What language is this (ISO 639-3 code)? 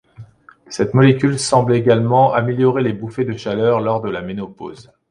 fra